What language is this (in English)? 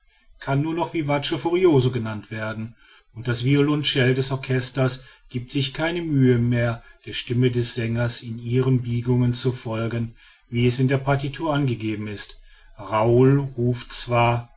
German